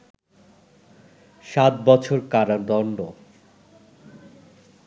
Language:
Bangla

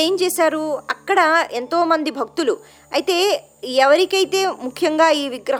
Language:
Telugu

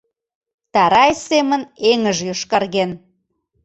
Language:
Mari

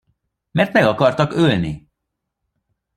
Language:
Hungarian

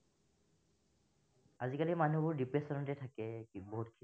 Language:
Assamese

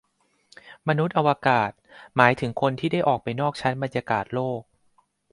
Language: Thai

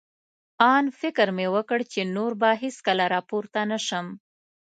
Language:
Pashto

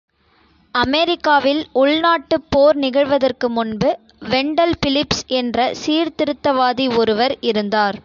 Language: Tamil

